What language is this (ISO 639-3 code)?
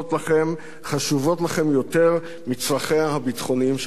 heb